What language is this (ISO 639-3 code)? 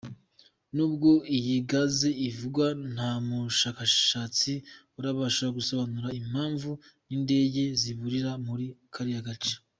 kin